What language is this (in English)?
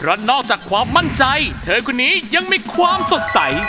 Thai